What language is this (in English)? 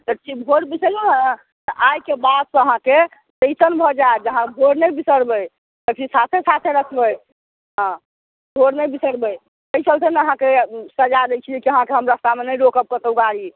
Maithili